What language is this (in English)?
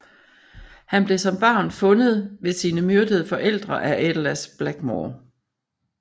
Danish